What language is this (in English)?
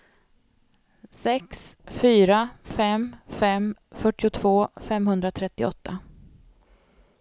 Swedish